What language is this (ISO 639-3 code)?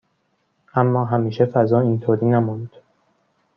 fas